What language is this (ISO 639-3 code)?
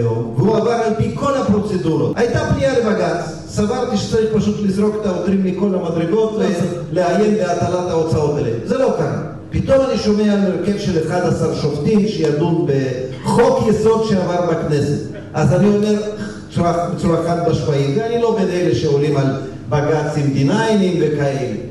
heb